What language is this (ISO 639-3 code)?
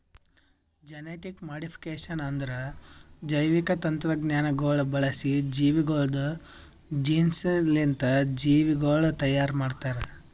kan